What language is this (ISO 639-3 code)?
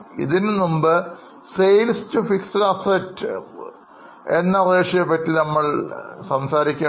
mal